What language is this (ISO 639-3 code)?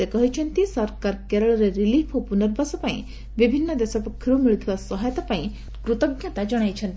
ori